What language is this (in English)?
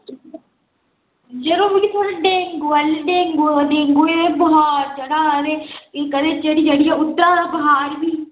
Dogri